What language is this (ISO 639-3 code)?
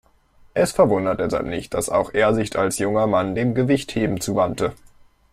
deu